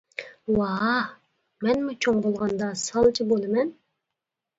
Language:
Uyghur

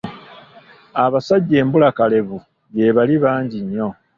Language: Ganda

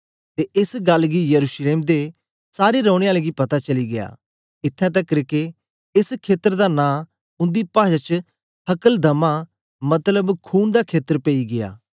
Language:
Dogri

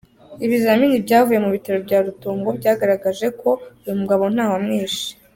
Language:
Kinyarwanda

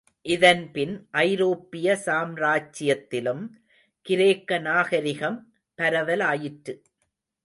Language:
Tamil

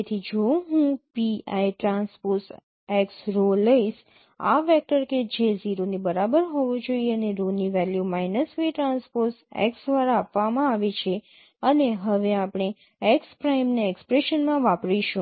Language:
Gujarati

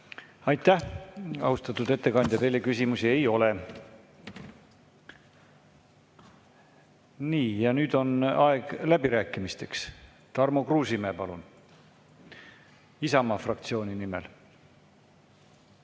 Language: Estonian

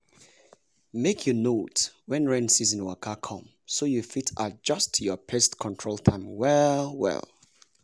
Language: Nigerian Pidgin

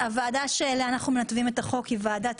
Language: Hebrew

